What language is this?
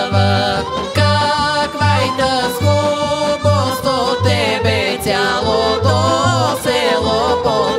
Romanian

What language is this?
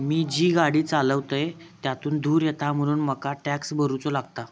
Marathi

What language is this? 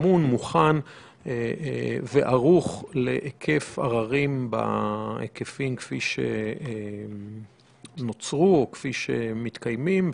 Hebrew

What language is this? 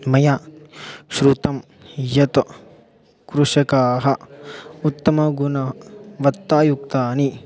Sanskrit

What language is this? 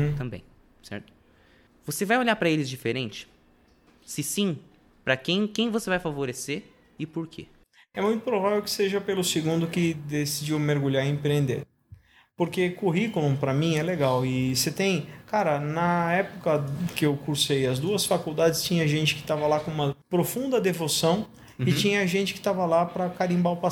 Portuguese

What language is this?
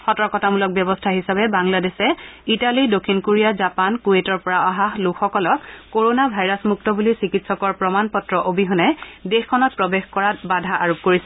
Assamese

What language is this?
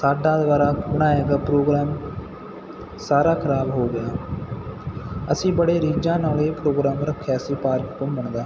Punjabi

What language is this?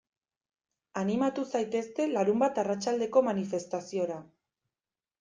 Basque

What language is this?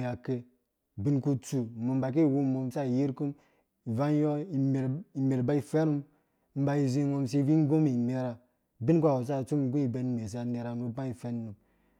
Dũya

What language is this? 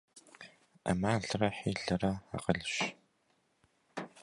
Kabardian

